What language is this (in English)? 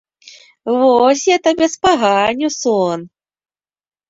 Belarusian